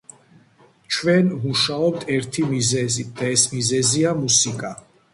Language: Georgian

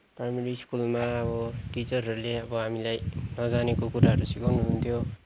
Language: Nepali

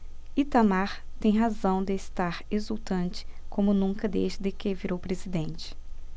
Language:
Portuguese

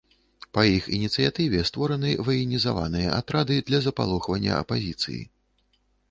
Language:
Belarusian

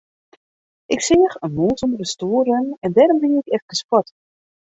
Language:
Western Frisian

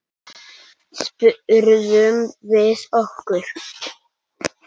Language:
Icelandic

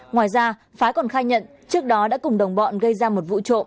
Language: Vietnamese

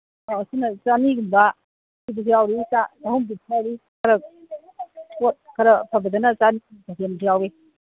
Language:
Manipuri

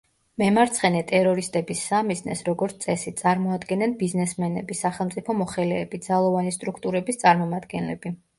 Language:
Georgian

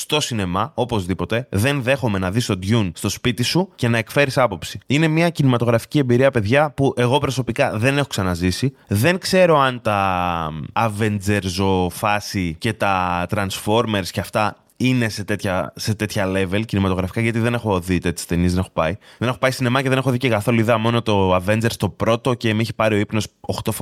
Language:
Greek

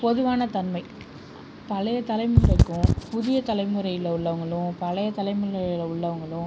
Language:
Tamil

